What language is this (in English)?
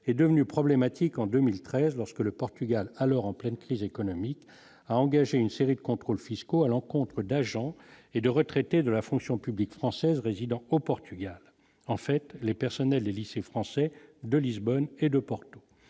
French